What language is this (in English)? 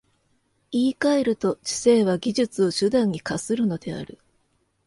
Japanese